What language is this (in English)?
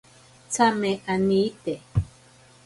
Ashéninka Perené